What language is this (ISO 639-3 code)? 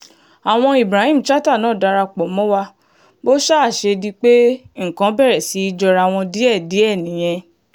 yor